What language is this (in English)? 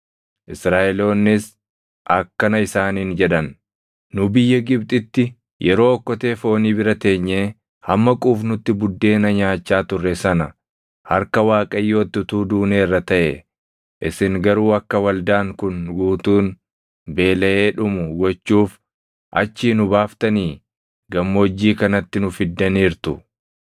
Oromo